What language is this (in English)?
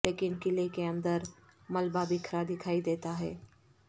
Urdu